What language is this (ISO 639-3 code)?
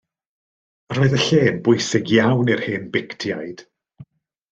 cym